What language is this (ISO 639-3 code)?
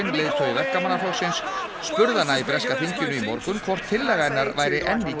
isl